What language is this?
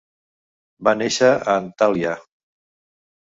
Catalan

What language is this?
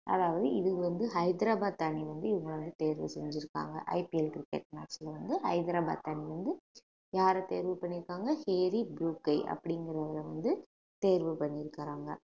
Tamil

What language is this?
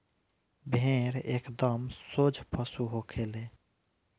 Bhojpuri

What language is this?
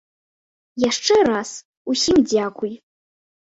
Belarusian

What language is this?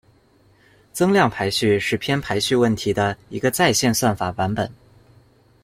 Chinese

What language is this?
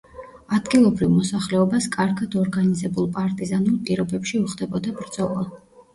Georgian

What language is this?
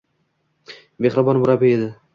Uzbek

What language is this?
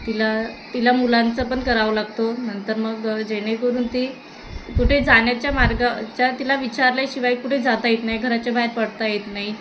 Marathi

